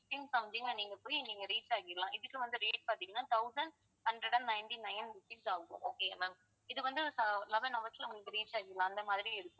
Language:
Tamil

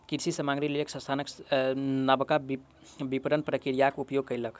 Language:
Maithili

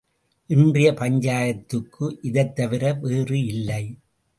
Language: Tamil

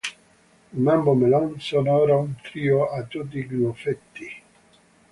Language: Italian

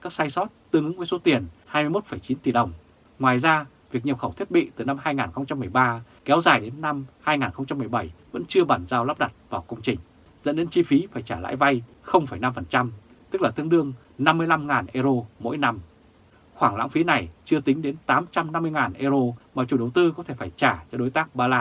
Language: Vietnamese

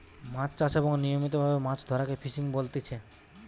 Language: Bangla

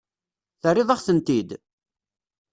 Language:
Kabyle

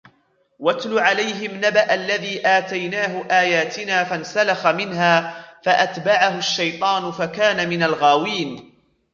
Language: Arabic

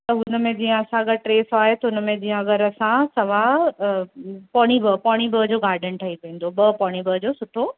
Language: Sindhi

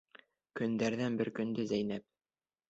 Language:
Bashkir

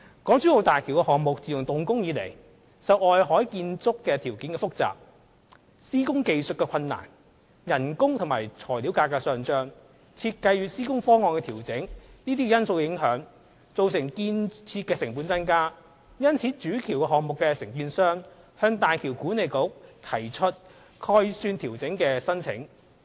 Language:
Cantonese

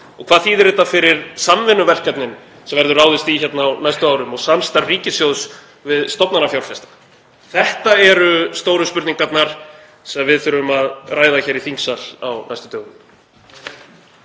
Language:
Icelandic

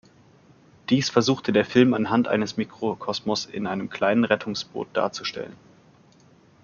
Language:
German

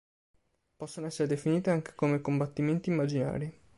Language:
Italian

